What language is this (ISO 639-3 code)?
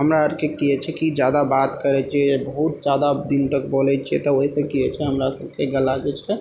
mai